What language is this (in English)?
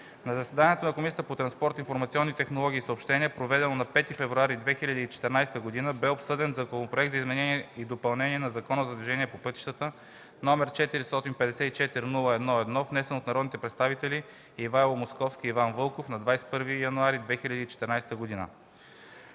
Bulgarian